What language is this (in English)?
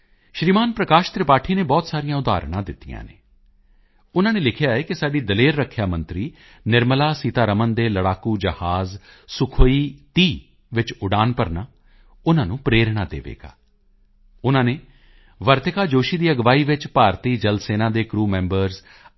Punjabi